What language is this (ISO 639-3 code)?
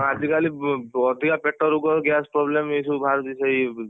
ori